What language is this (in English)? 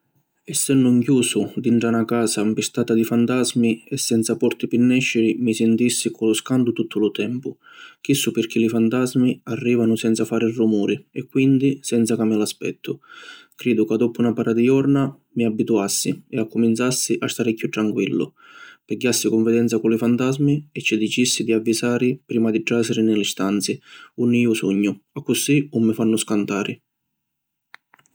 Sicilian